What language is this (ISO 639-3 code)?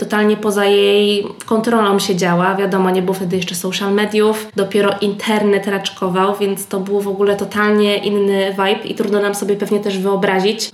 pol